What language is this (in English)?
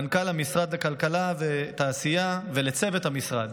Hebrew